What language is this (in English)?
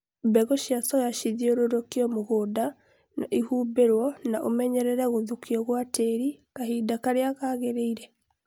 Kikuyu